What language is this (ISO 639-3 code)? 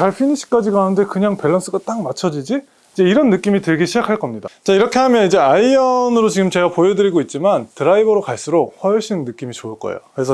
kor